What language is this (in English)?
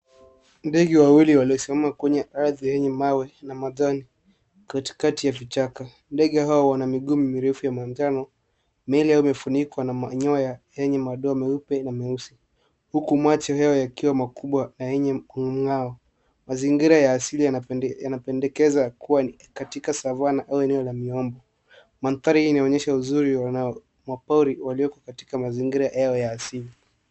Swahili